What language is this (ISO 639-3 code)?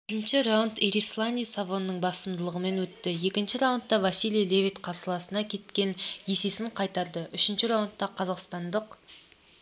kaz